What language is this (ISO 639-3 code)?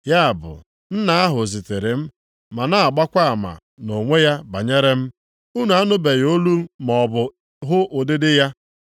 ibo